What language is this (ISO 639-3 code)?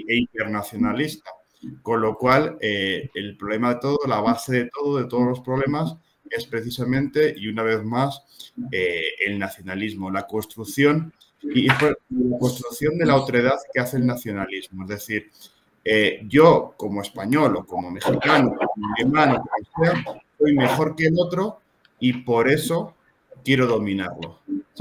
spa